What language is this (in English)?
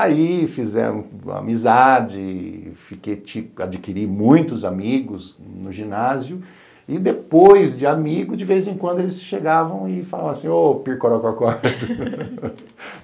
Portuguese